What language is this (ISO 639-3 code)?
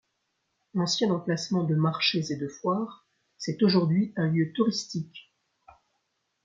fra